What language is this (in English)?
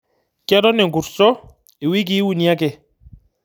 Masai